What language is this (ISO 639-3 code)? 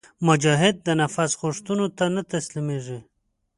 pus